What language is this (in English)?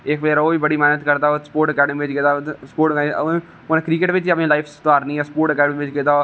Dogri